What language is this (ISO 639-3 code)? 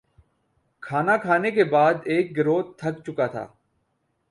urd